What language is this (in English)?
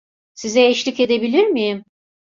Turkish